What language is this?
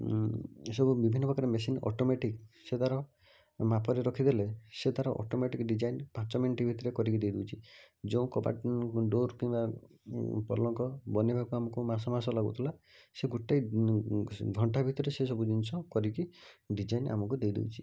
Odia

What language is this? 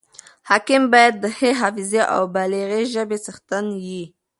Pashto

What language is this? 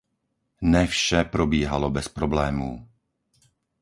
Czech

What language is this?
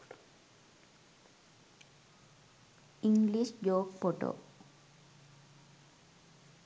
Sinhala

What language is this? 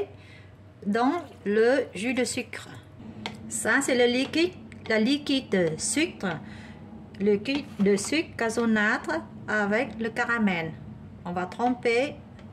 French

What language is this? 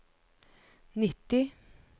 Norwegian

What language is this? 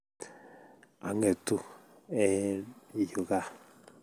Kalenjin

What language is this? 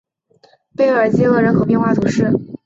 Chinese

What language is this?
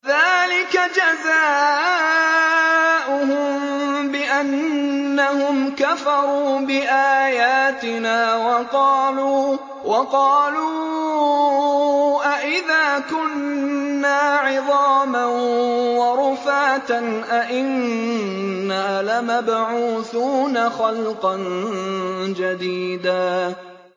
Arabic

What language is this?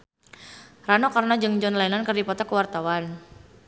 Sundanese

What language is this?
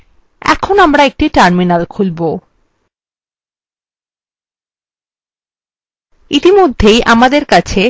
Bangla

